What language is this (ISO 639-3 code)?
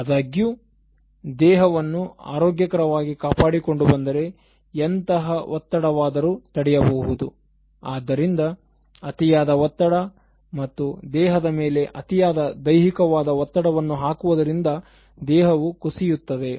kan